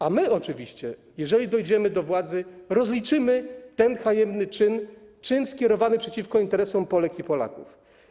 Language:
Polish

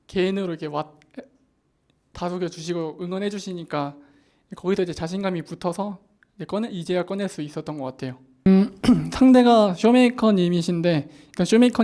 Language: Korean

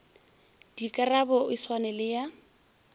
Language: Northern Sotho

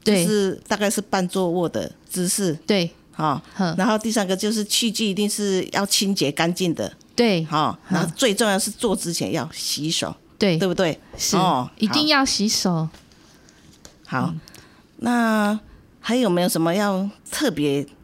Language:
Chinese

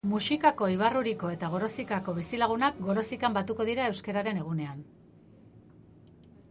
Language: Basque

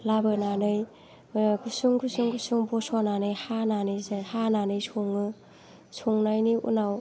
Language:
Bodo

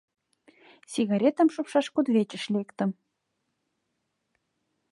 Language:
Mari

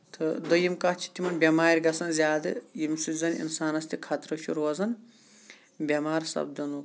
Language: Kashmiri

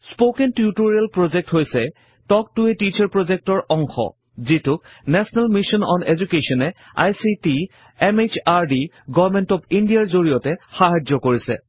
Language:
Assamese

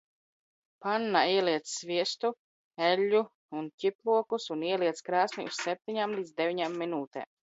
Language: Latvian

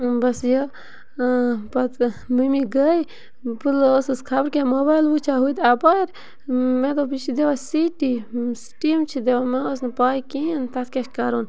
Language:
Kashmiri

